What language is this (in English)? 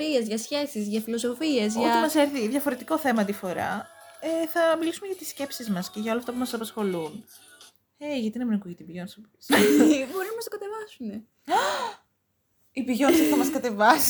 Greek